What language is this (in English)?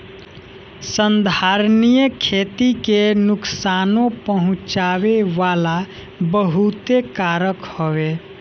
Bhojpuri